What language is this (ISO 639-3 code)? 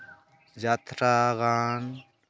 sat